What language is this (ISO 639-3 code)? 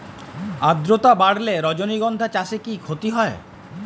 ben